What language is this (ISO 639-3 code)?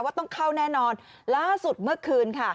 tha